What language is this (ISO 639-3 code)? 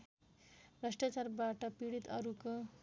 nep